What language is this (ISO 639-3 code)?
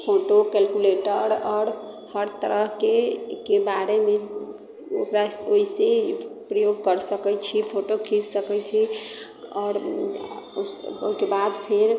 mai